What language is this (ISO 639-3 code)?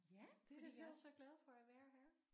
dan